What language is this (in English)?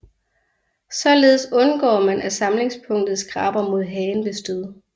Danish